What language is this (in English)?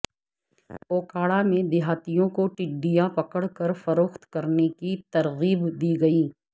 Urdu